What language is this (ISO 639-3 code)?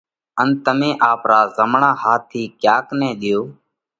kvx